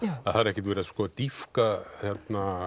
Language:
Icelandic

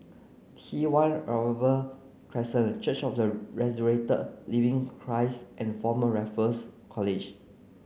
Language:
English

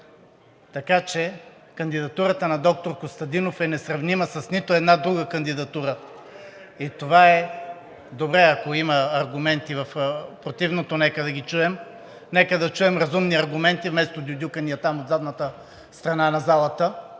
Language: Bulgarian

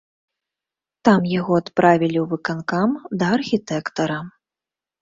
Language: Belarusian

